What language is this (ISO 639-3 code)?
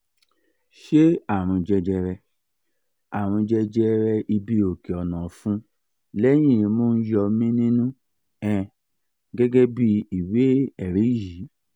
yor